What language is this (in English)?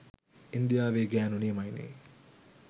Sinhala